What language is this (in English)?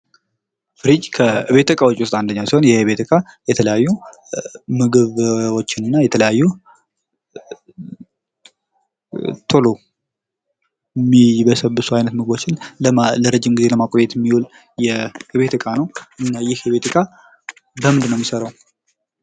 Amharic